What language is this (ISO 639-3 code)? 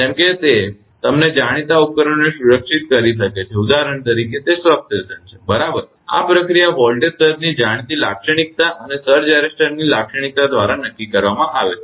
guj